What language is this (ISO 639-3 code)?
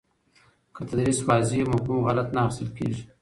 pus